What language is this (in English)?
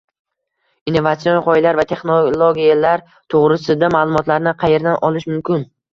Uzbek